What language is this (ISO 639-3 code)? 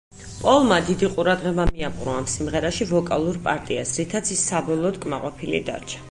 kat